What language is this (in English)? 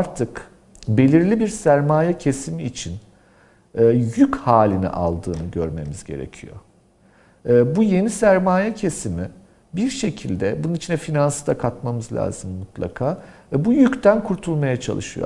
Turkish